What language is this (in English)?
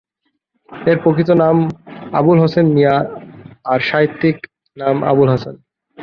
Bangla